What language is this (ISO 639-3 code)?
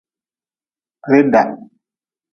nmz